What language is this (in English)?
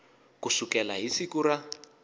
Tsonga